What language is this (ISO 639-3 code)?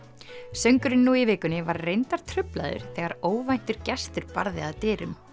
isl